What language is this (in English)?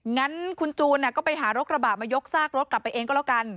Thai